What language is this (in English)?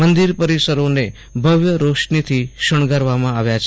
Gujarati